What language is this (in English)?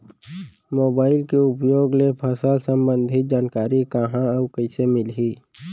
Chhattisgarhi